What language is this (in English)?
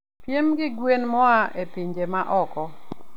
Luo (Kenya and Tanzania)